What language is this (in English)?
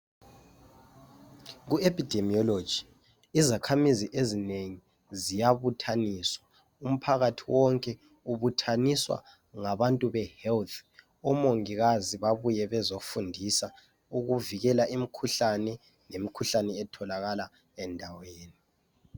North Ndebele